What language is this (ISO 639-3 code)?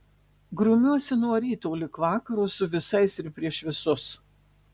lit